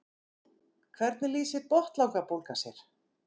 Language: Icelandic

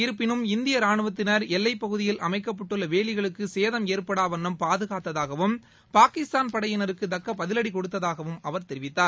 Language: Tamil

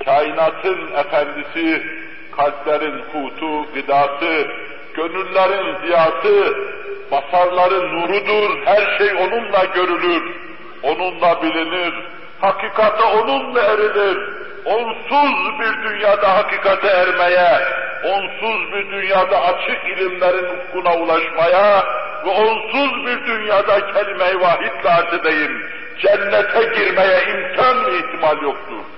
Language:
Turkish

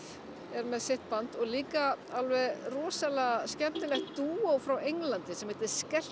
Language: Icelandic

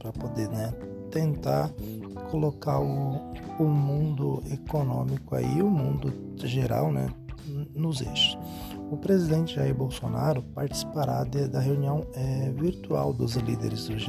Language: Portuguese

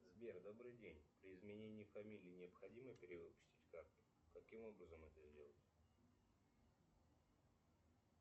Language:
Russian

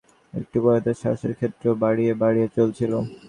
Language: Bangla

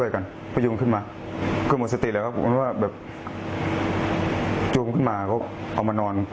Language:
Thai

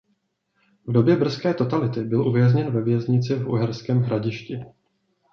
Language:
Czech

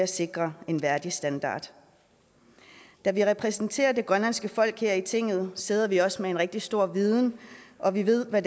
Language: Danish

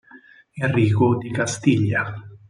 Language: Italian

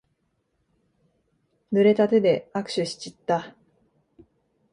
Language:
Japanese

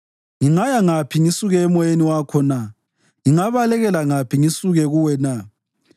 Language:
North Ndebele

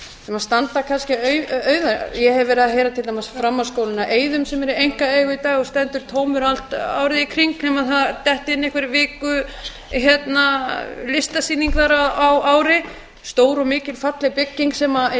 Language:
Icelandic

